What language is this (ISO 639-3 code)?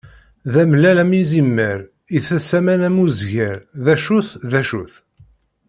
kab